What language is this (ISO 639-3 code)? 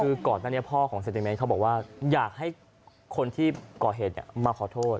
tha